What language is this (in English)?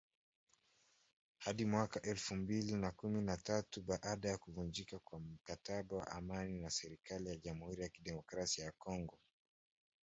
Swahili